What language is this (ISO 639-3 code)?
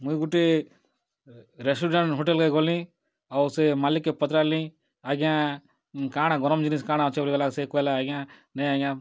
ori